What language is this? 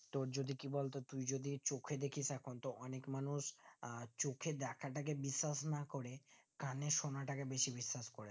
Bangla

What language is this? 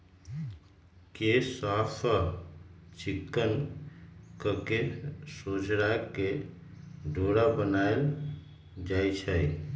Magahi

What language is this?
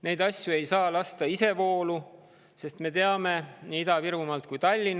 Estonian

